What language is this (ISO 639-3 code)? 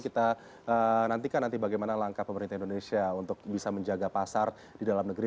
ind